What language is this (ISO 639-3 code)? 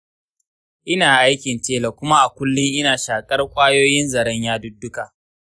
hau